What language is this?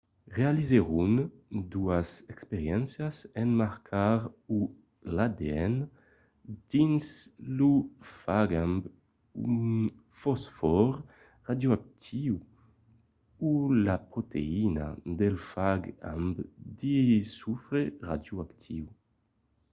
Occitan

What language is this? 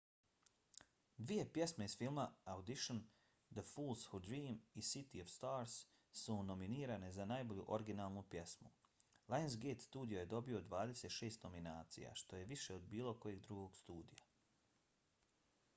Bosnian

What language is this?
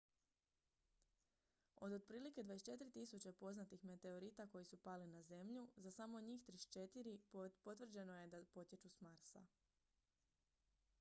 Croatian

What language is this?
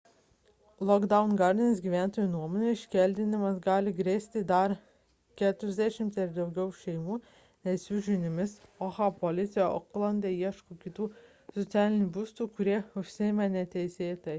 Lithuanian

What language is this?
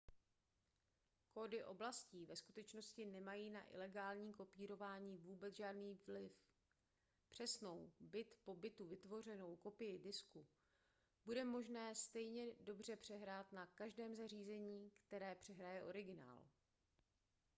Czech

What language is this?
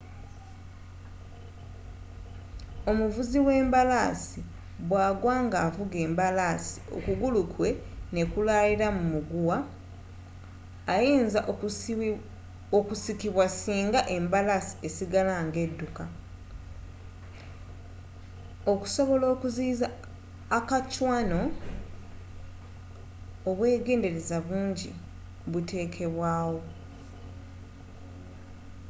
Ganda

